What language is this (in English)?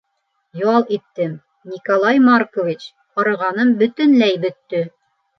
Bashkir